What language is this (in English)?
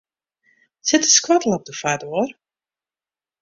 Western Frisian